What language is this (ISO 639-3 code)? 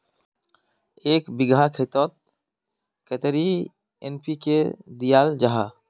mag